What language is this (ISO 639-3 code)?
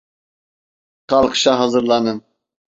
tur